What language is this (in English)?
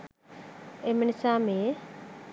Sinhala